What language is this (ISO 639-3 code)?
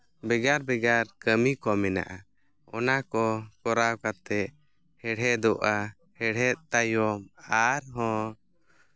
sat